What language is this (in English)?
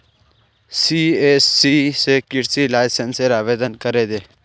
Magahi